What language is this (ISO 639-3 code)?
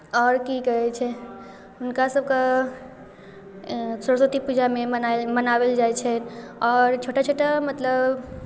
mai